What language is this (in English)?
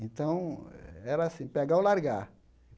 Portuguese